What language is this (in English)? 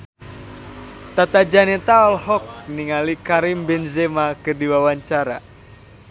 Sundanese